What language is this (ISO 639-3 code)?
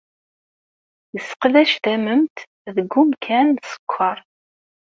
kab